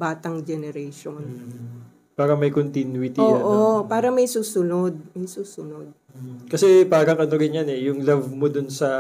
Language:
Filipino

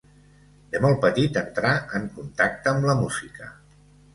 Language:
Catalan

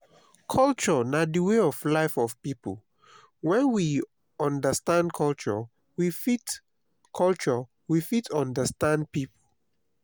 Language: Nigerian Pidgin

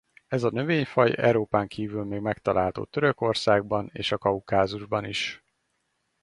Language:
Hungarian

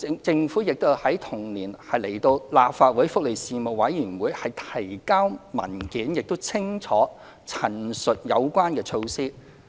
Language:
Cantonese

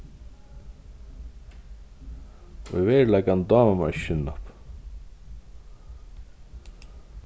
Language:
Faroese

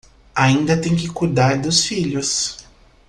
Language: Portuguese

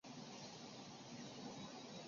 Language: Chinese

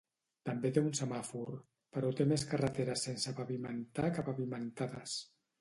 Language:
Catalan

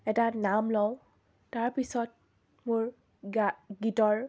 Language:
Assamese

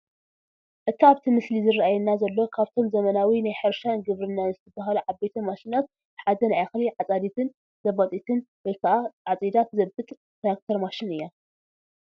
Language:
Tigrinya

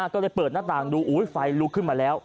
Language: Thai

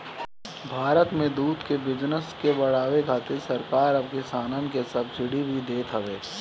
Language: Bhojpuri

